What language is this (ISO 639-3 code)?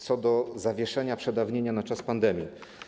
pol